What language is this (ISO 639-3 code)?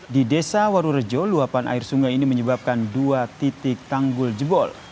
ind